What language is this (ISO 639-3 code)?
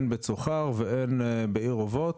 heb